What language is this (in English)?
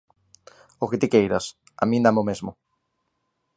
Galician